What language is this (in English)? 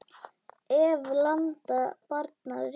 Icelandic